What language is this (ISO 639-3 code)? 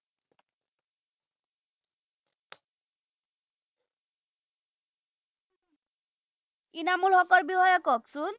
asm